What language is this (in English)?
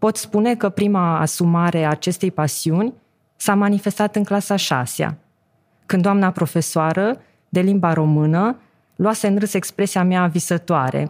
Romanian